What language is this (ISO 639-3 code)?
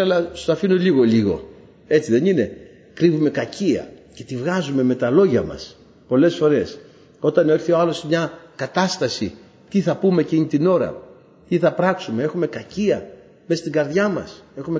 ell